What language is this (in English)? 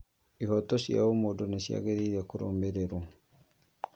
Kikuyu